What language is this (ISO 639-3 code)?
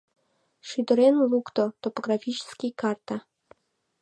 chm